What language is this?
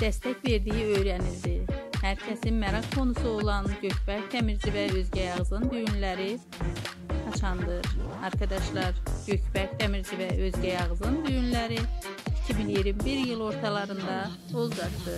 Turkish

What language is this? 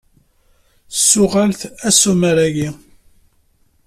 Kabyle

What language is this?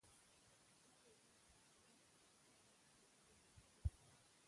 Pashto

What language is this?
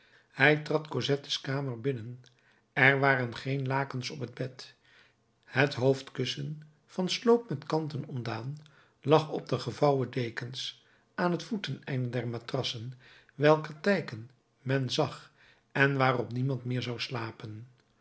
Dutch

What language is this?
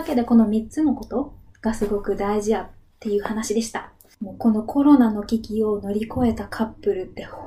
Japanese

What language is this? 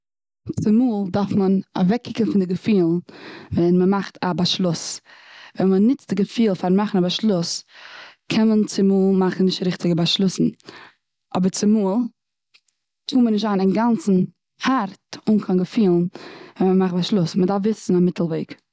Yiddish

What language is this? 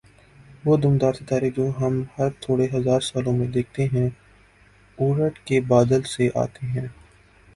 Urdu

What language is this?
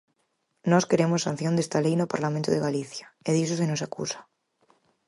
Galician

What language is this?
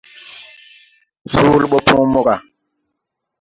Tupuri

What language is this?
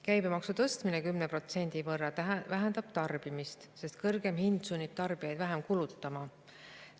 Estonian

